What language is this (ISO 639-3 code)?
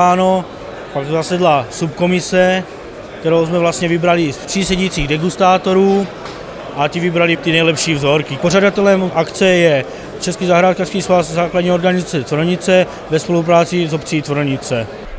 ces